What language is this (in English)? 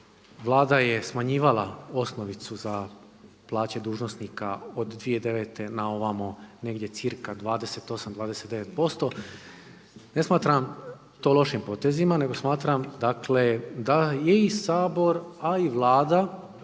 Croatian